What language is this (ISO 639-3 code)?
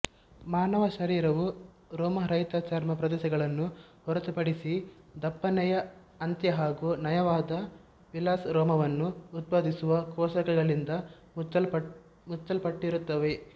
kan